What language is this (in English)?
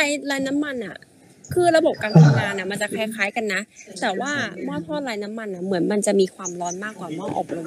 Thai